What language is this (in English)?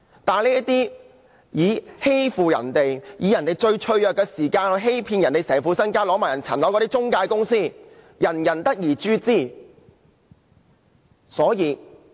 Cantonese